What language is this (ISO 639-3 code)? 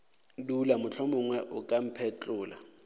nso